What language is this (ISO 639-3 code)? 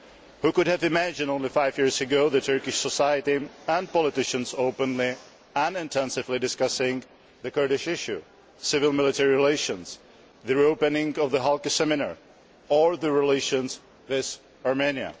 eng